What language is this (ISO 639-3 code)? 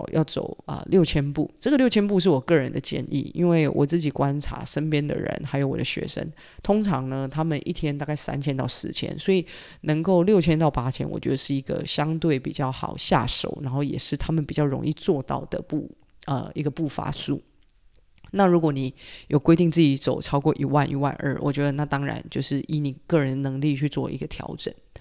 zho